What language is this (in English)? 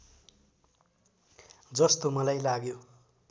Nepali